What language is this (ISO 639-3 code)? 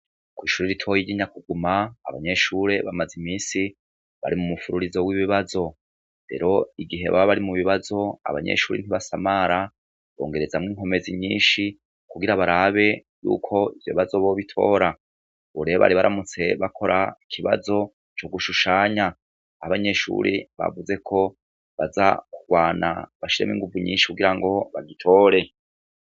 run